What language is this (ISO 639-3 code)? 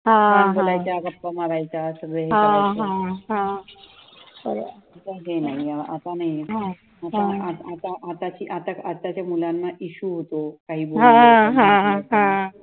mar